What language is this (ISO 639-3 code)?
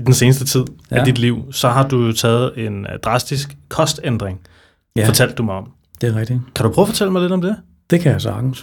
dan